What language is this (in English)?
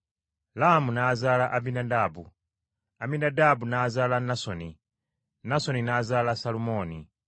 Ganda